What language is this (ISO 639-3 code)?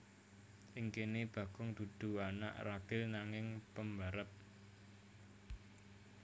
jav